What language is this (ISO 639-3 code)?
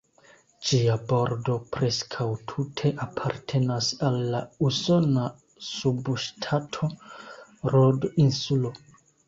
epo